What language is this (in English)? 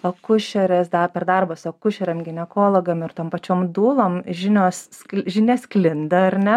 Lithuanian